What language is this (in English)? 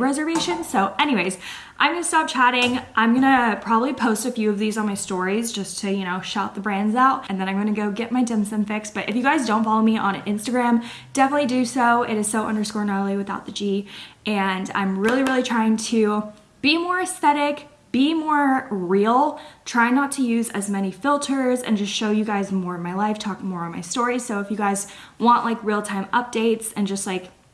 English